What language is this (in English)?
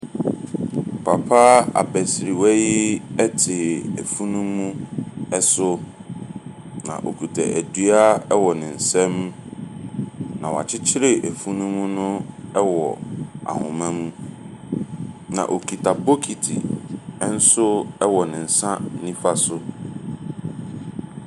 Akan